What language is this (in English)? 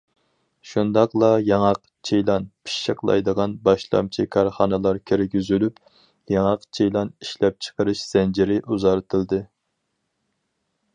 Uyghur